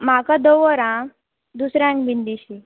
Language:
Konkani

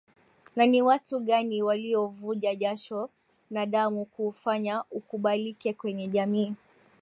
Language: Swahili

